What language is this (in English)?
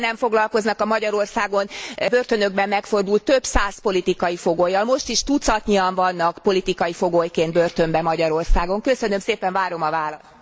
Hungarian